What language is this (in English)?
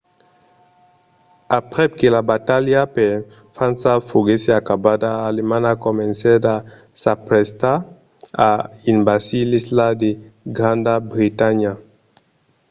Occitan